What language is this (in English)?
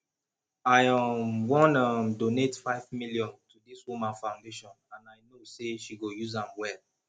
Nigerian Pidgin